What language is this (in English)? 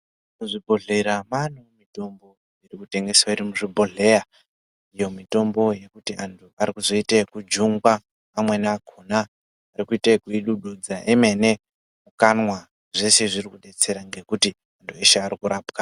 Ndau